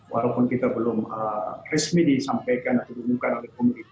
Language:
Indonesian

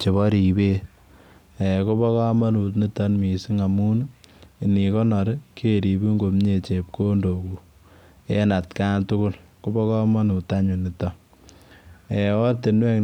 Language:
Kalenjin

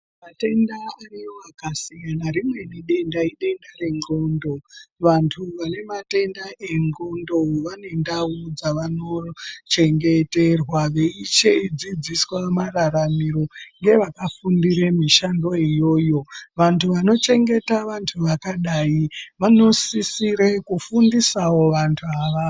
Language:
Ndau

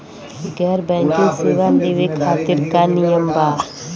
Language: Bhojpuri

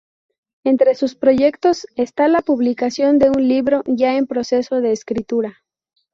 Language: Spanish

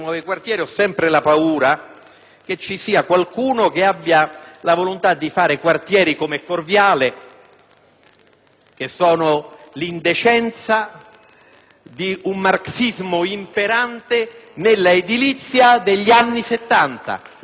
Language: Italian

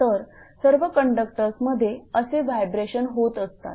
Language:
Marathi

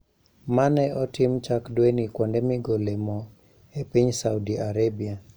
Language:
Luo (Kenya and Tanzania)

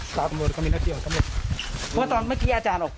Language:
Thai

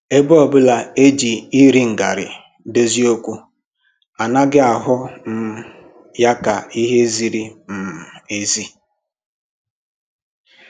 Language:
Igbo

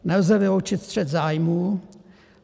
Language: Czech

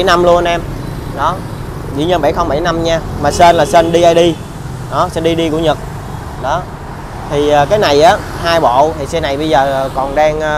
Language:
Vietnamese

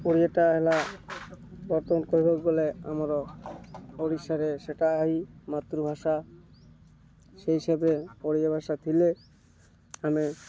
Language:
Odia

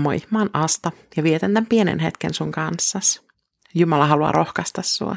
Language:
Finnish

